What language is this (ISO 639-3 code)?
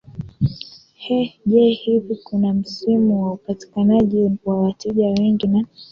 swa